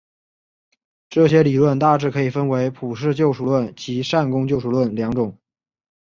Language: Chinese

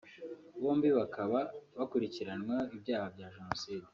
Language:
Kinyarwanda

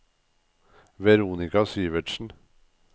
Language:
Norwegian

